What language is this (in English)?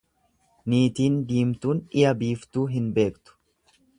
Oromo